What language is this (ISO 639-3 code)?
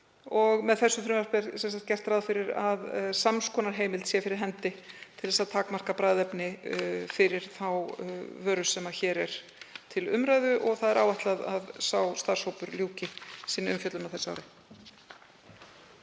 isl